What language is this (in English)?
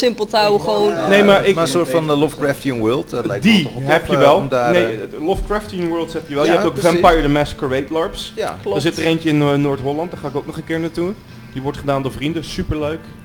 Dutch